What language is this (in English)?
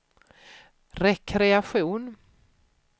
Swedish